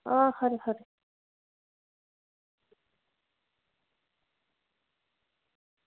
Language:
Dogri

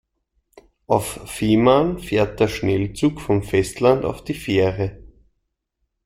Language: German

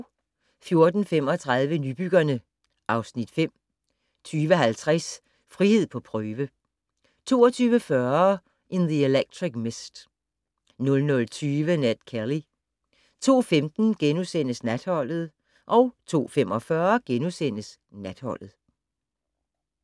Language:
Danish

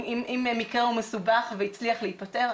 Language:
Hebrew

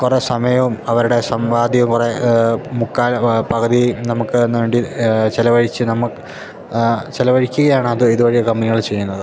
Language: Malayalam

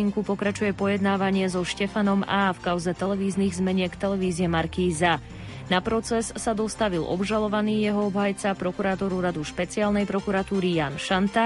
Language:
Slovak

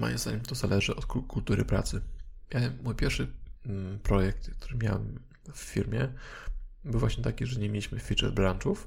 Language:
Polish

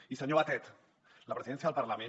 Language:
Catalan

